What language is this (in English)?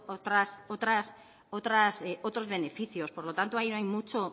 Spanish